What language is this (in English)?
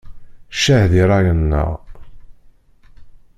Kabyle